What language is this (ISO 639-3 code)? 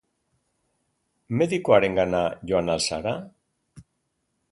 eus